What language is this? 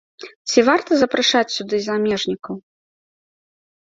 Belarusian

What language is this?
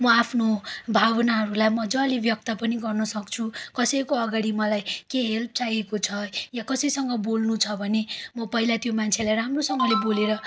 Nepali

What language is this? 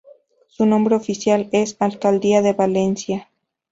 Spanish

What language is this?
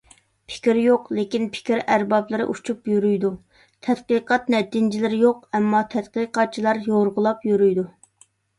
Uyghur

